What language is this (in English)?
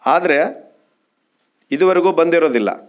Kannada